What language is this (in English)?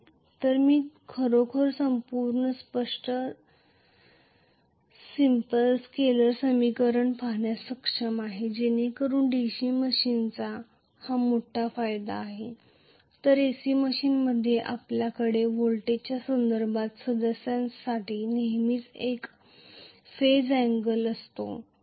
Marathi